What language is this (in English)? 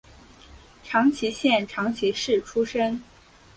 Chinese